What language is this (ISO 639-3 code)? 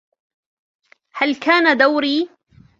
ara